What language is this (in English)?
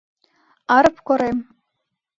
Mari